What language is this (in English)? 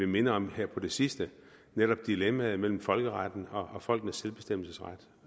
Danish